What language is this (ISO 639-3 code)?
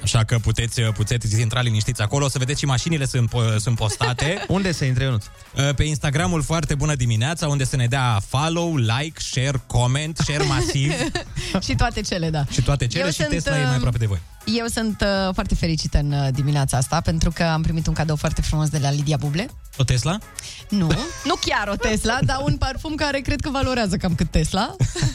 ron